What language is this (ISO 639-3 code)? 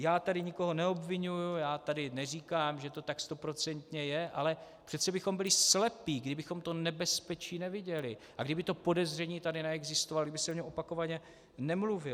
ces